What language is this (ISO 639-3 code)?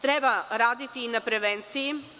srp